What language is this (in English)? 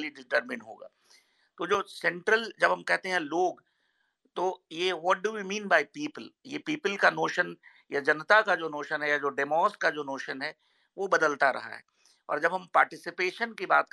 Hindi